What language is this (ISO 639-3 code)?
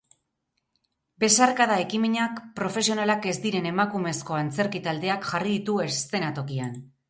eus